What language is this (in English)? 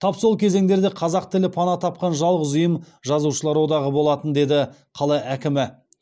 Kazakh